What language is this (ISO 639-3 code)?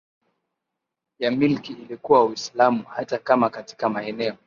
swa